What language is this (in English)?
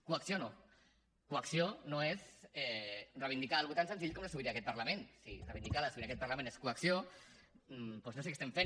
Catalan